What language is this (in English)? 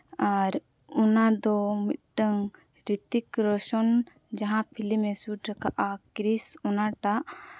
Santali